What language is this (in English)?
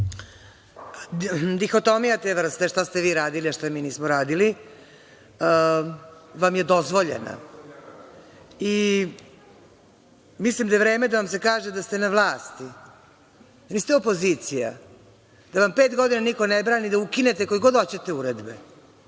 Serbian